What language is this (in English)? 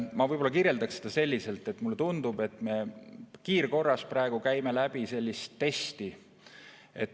Estonian